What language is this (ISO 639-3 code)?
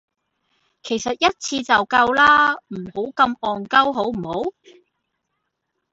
yue